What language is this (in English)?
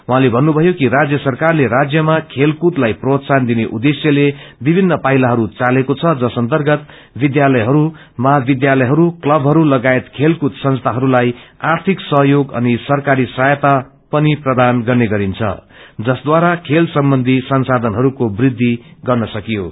Nepali